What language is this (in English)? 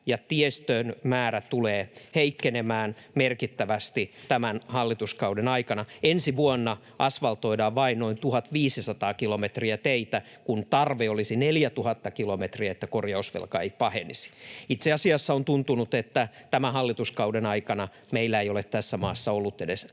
Finnish